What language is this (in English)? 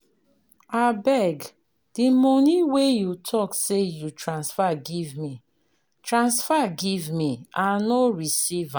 Nigerian Pidgin